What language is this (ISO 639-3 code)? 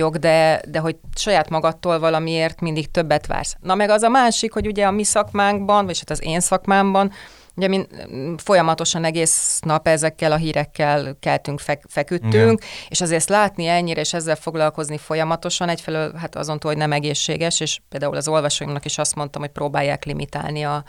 hun